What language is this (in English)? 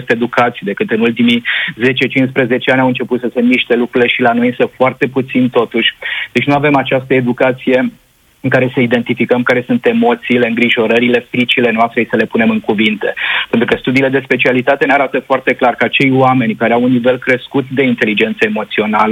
Romanian